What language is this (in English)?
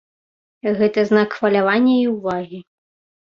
Belarusian